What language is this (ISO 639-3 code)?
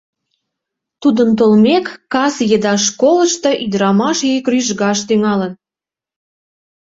chm